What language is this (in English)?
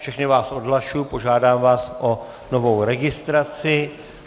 Czech